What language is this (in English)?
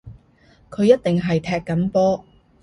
Cantonese